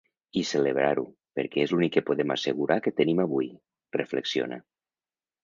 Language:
Catalan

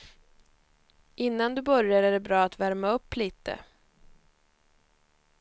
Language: Swedish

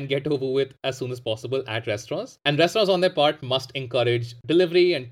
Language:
English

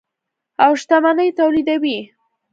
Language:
Pashto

